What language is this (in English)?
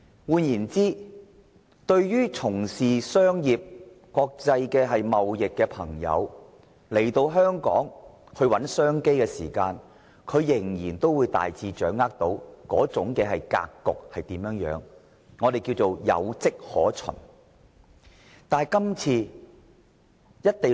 Cantonese